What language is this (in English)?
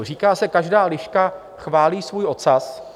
Czech